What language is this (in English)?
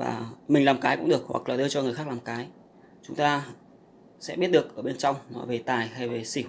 Vietnamese